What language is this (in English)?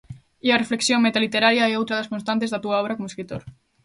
Galician